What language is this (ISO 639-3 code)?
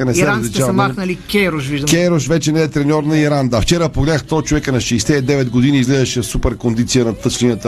bul